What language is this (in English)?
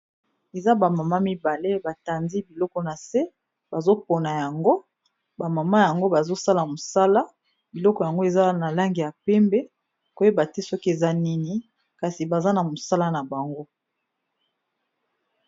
Lingala